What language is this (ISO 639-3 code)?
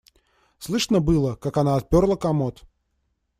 rus